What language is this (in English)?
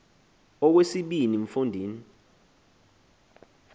Xhosa